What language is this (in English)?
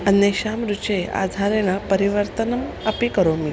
Sanskrit